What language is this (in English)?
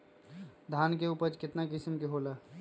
Magahi